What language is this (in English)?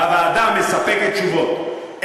Hebrew